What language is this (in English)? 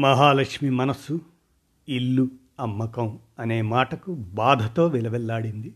Telugu